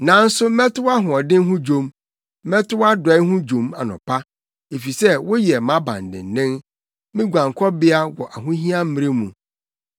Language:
Akan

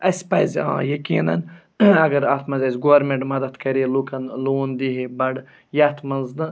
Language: Kashmiri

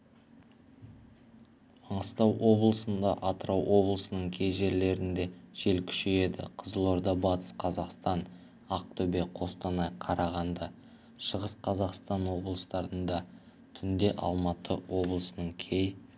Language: Kazakh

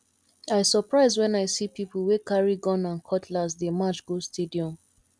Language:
Nigerian Pidgin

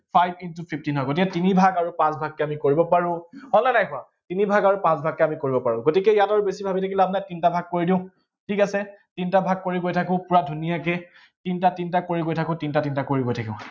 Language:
Assamese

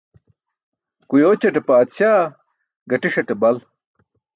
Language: Burushaski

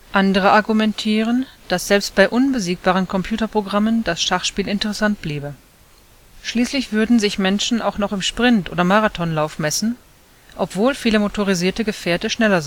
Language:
German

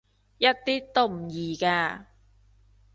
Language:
Cantonese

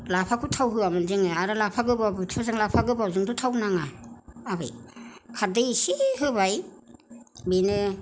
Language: Bodo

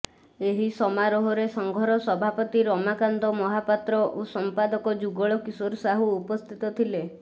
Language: Odia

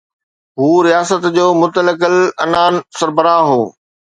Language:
Sindhi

